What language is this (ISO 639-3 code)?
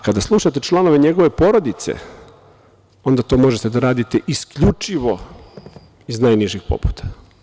srp